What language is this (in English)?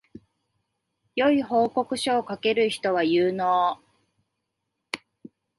Japanese